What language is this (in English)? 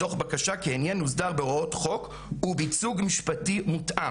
Hebrew